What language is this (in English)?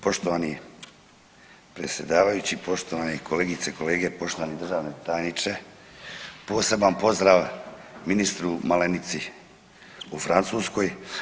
Croatian